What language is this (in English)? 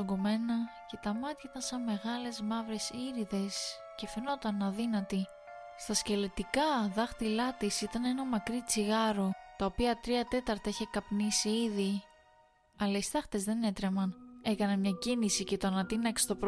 Greek